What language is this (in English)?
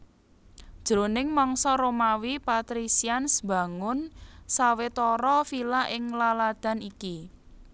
Javanese